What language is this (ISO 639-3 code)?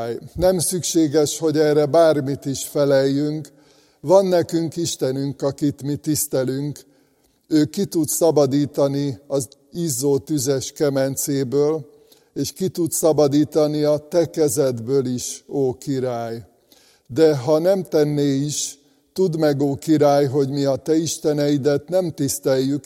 hun